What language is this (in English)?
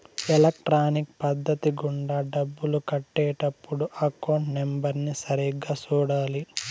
Telugu